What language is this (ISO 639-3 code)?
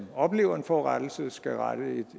dan